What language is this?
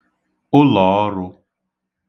Igbo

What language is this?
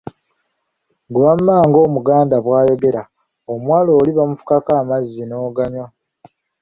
Ganda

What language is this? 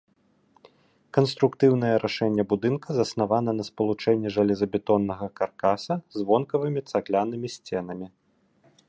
Belarusian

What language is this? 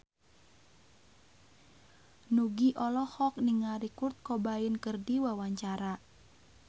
Sundanese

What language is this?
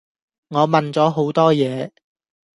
Cantonese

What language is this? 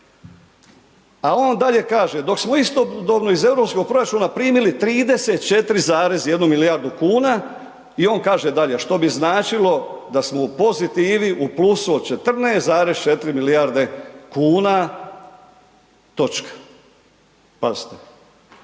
Croatian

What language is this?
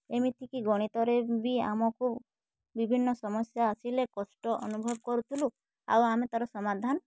Odia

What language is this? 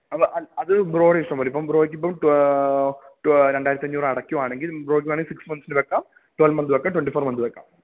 Malayalam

